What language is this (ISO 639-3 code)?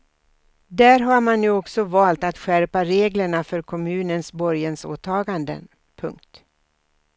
swe